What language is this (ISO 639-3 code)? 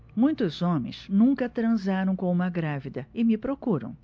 por